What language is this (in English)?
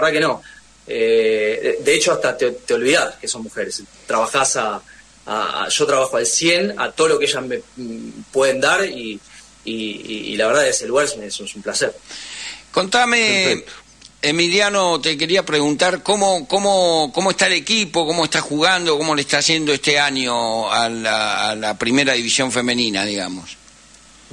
Spanish